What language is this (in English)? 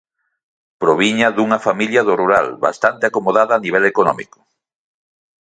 Galician